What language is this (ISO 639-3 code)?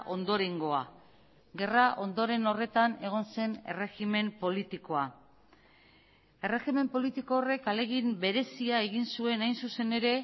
eus